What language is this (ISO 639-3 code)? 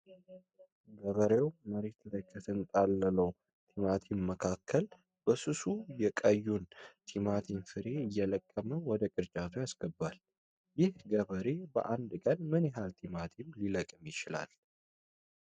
amh